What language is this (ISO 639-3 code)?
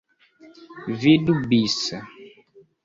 epo